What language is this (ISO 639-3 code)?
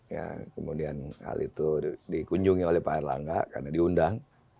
ind